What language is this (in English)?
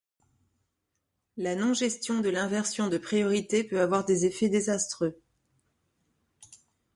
French